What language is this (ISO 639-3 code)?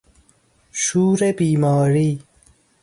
fas